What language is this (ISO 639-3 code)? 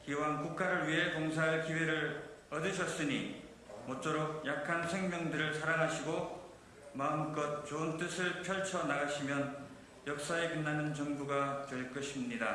kor